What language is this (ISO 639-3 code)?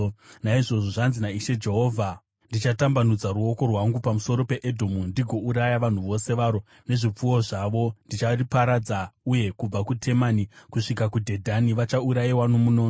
sna